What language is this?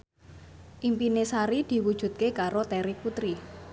Javanese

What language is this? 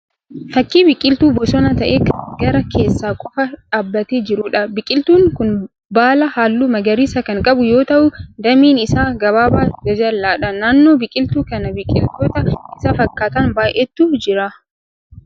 Oromo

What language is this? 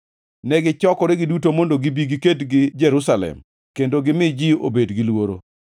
Luo (Kenya and Tanzania)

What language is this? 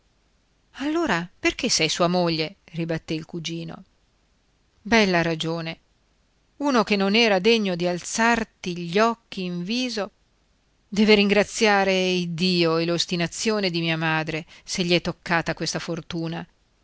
Italian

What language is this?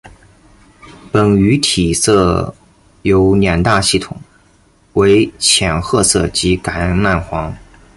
Chinese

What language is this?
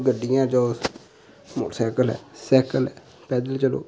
Dogri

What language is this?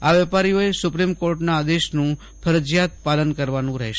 Gujarati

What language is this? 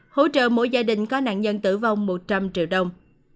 Vietnamese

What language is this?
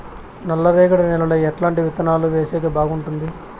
Telugu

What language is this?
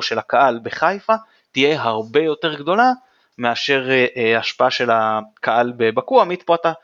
Hebrew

